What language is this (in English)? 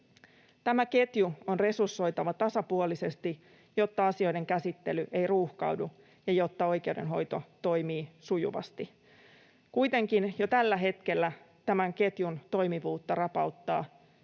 Finnish